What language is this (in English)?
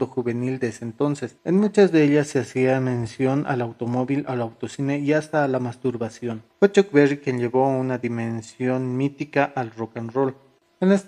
Spanish